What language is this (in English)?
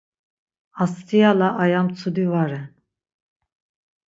Laz